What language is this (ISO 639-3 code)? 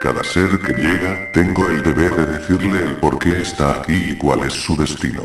spa